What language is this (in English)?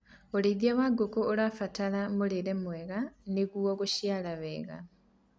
Kikuyu